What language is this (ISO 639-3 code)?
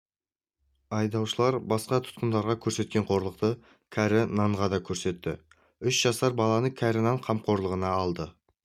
kaz